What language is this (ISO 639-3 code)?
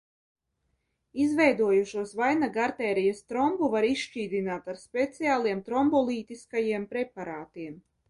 lav